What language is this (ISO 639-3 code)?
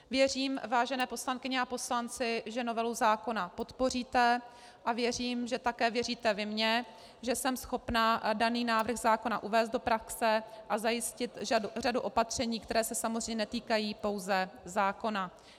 ces